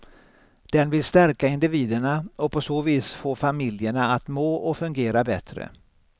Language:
Swedish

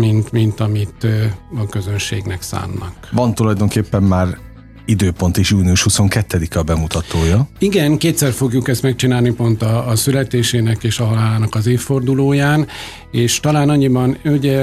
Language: Hungarian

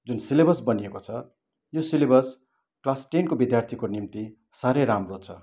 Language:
Nepali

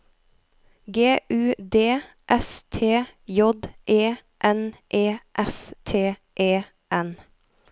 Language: Norwegian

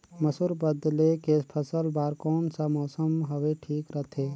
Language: Chhattisgarhi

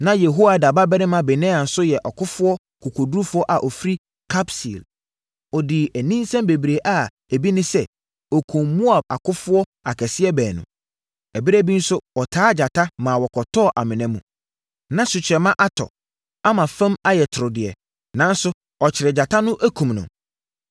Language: Akan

